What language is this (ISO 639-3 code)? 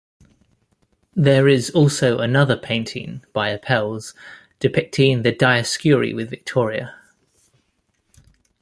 eng